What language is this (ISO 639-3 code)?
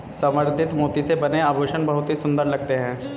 hin